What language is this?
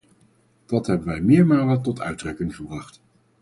Dutch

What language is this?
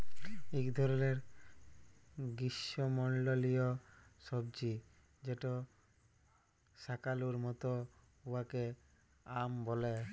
Bangla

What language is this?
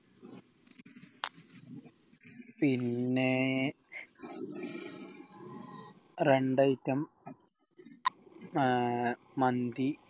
Malayalam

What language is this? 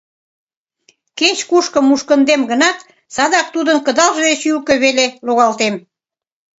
Mari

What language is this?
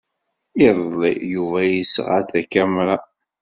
Kabyle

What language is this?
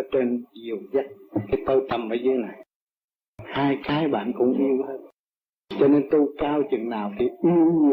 Vietnamese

